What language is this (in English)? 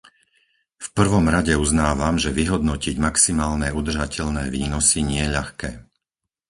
Slovak